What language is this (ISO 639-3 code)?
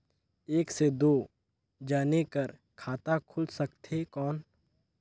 hne